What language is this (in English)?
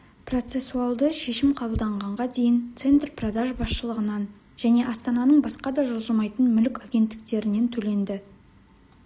Kazakh